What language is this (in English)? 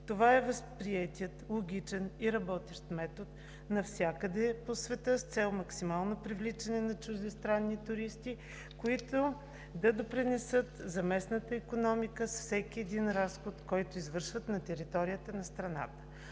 Bulgarian